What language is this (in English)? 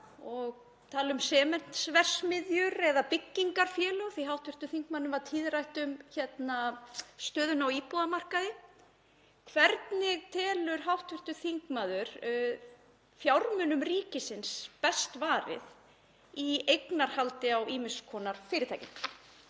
Icelandic